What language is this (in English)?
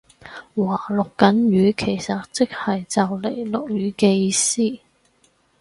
Cantonese